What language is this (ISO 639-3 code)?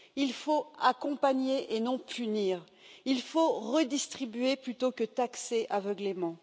fra